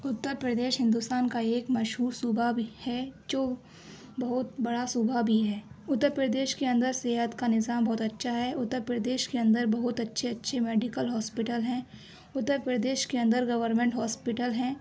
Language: Urdu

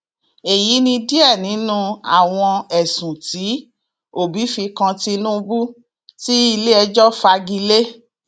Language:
Yoruba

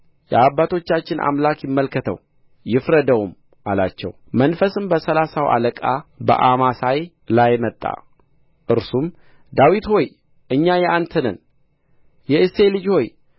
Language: Amharic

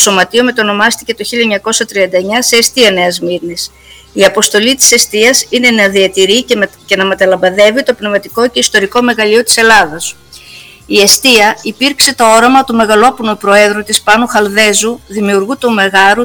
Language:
Greek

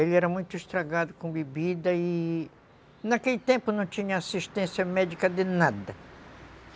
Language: Portuguese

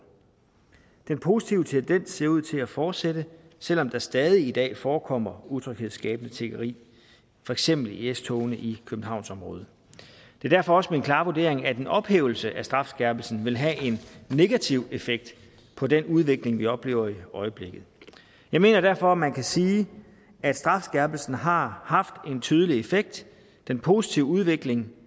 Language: Danish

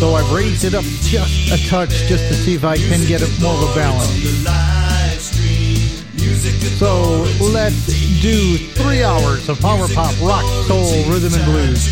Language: English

